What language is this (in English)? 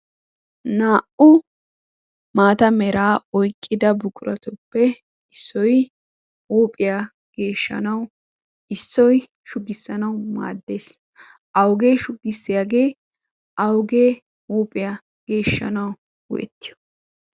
Wolaytta